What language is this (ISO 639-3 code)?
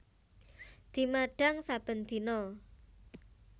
jav